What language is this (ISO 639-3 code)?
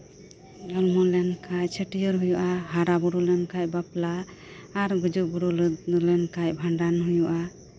sat